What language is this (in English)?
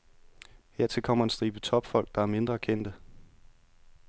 Danish